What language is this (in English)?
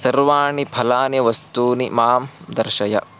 Sanskrit